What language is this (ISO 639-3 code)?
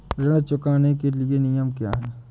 hin